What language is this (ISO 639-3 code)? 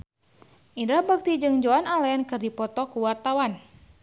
sun